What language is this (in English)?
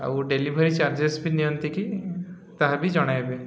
Odia